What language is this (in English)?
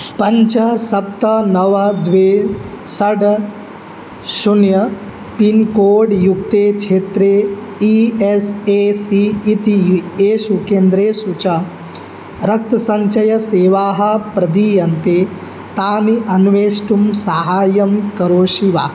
Sanskrit